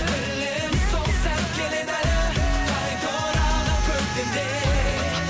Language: Kazakh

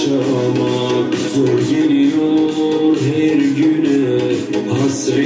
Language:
Romanian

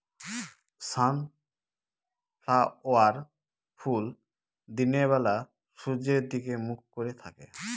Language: Bangla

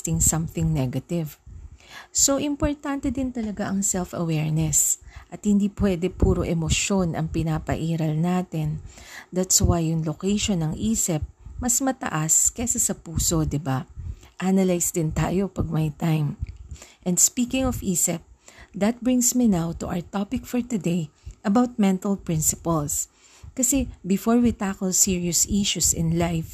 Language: Filipino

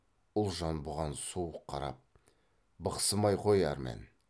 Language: Kazakh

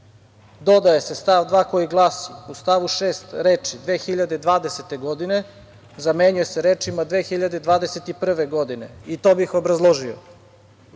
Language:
Serbian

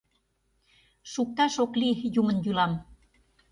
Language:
Mari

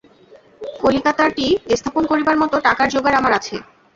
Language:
Bangla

